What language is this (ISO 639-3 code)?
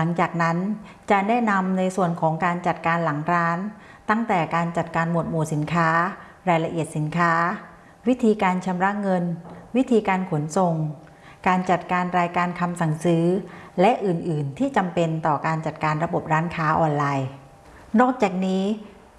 tha